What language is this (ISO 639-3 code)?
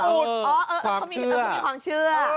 tha